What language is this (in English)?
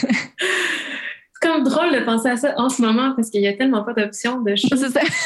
French